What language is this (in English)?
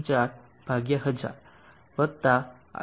Gujarati